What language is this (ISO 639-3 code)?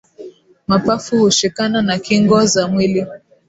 swa